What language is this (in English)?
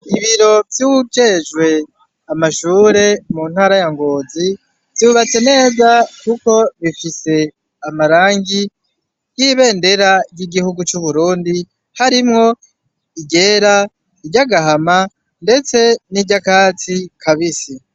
Rundi